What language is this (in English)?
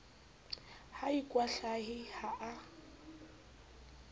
Southern Sotho